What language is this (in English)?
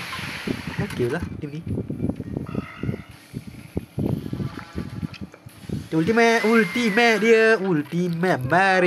Malay